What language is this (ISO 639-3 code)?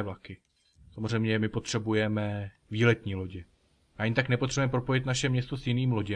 ces